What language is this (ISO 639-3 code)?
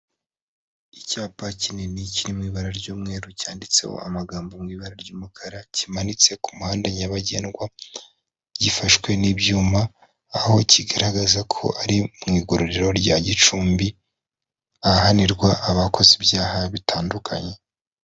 kin